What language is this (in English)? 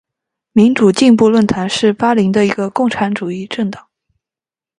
Chinese